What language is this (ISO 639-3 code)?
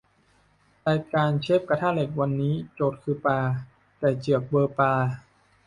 tha